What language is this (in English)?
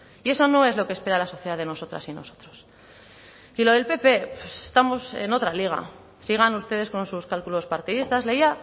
Spanish